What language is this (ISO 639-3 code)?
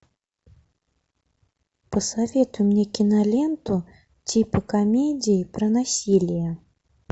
rus